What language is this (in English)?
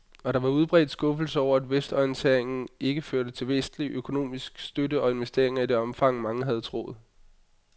Danish